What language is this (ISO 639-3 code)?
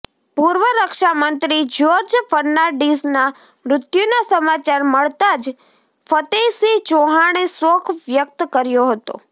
guj